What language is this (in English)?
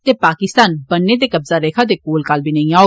Dogri